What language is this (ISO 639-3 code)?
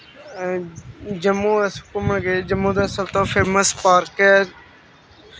doi